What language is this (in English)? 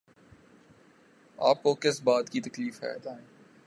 Urdu